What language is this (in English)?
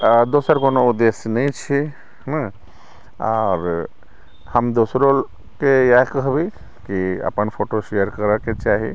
Maithili